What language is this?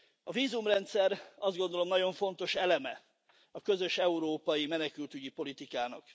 Hungarian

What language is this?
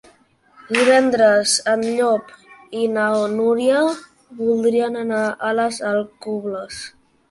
Catalan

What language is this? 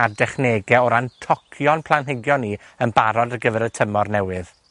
Welsh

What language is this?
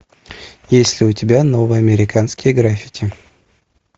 Russian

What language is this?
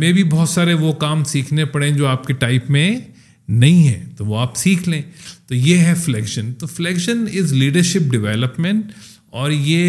Urdu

